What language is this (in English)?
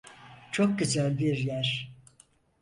Turkish